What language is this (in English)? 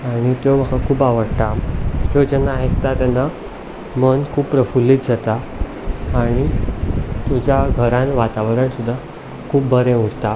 Konkani